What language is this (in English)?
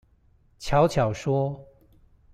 Chinese